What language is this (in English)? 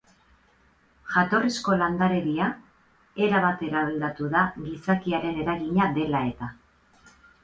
Basque